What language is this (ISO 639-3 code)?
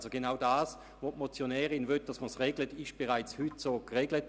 gsw